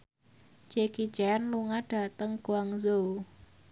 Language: Javanese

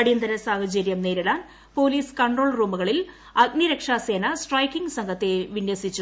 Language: Malayalam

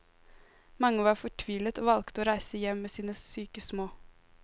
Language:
Norwegian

